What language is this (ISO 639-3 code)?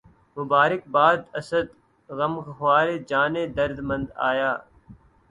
urd